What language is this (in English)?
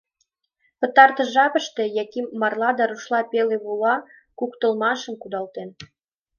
Mari